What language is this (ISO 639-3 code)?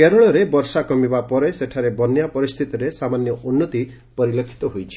ori